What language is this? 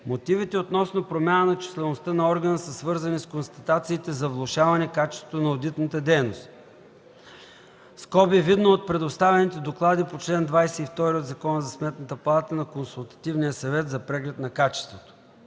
Bulgarian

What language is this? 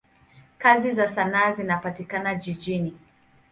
Swahili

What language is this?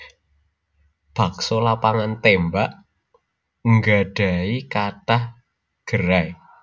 Javanese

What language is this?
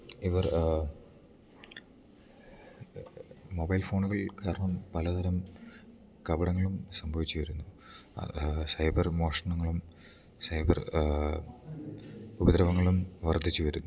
Malayalam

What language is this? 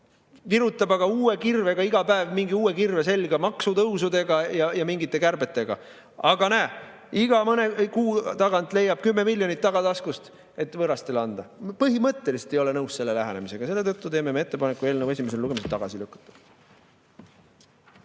Estonian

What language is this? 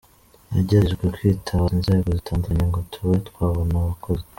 Kinyarwanda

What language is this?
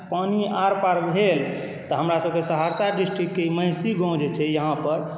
Maithili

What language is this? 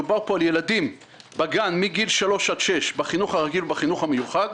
Hebrew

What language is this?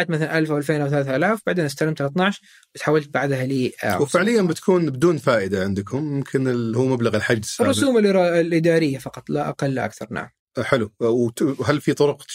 Arabic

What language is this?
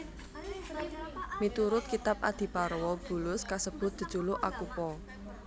Javanese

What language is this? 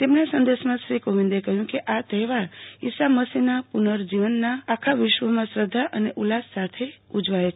Gujarati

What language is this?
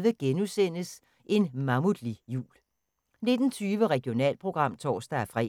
Danish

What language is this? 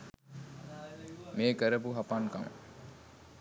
Sinhala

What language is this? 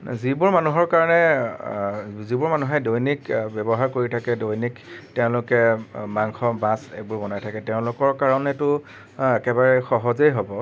Assamese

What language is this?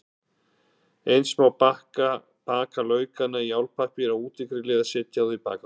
Icelandic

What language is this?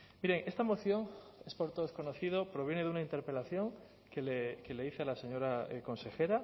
Spanish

